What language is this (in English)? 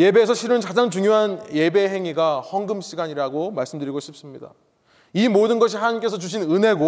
Korean